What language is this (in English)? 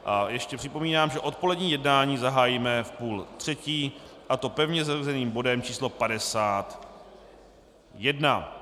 Czech